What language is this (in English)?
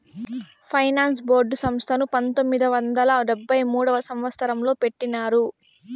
Telugu